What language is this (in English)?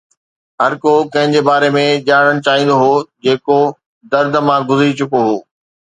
Sindhi